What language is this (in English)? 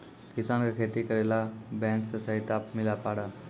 Maithili